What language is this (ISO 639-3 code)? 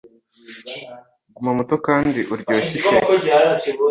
kin